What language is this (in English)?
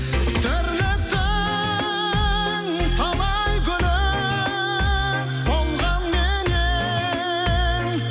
Kazakh